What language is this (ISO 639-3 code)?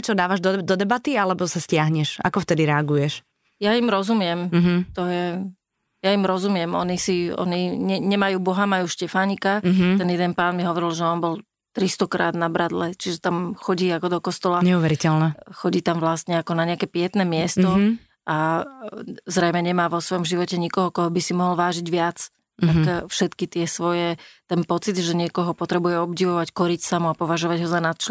slk